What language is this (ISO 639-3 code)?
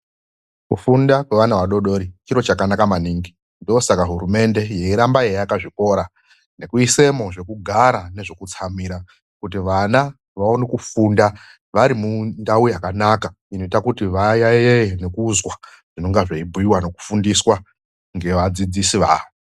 ndc